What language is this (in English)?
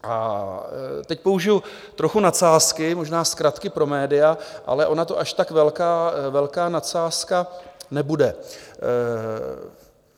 Czech